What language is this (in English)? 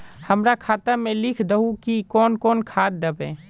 Magahi